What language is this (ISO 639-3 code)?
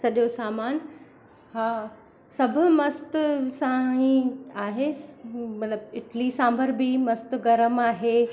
snd